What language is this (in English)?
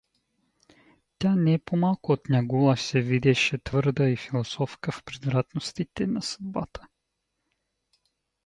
Bulgarian